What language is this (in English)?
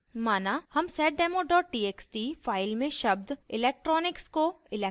Hindi